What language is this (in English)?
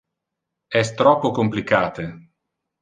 Interlingua